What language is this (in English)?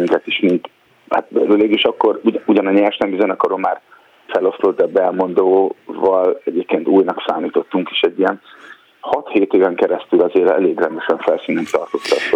Hungarian